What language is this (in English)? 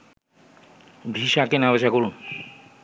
Bangla